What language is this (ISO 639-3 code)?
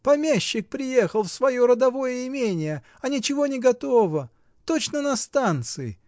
rus